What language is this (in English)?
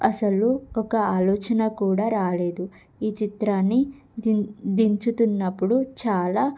Telugu